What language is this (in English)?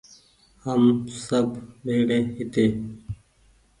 Goaria